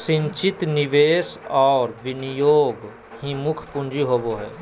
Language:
Magahi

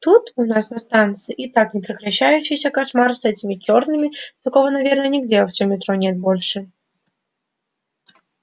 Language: Russian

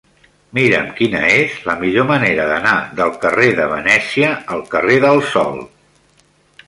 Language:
Catalan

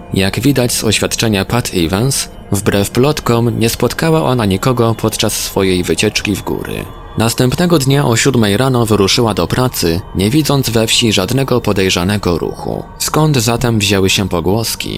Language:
Polish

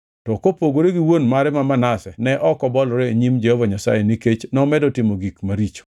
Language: Luo (Kenya and Tanzania)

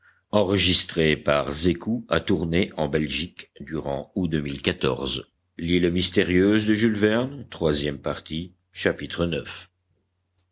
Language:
French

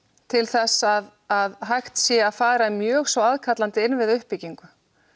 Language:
Icelandic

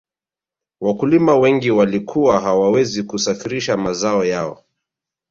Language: Swahili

